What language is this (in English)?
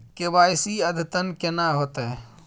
Maithili